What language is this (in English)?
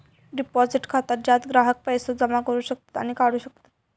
Marathi